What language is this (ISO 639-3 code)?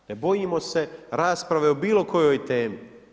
hrv